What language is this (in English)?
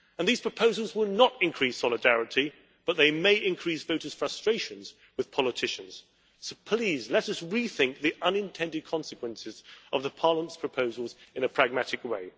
English